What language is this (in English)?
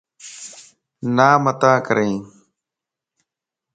Lasi